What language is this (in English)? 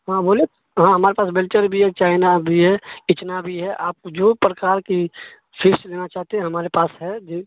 Urdu